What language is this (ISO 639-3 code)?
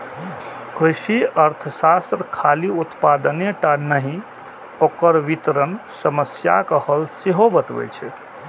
mai